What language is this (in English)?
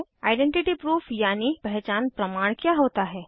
Hindi